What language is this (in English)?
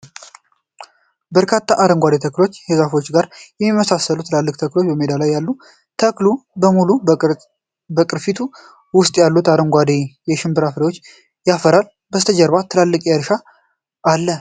Amharic